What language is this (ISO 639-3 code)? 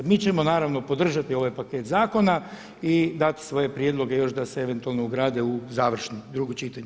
hrv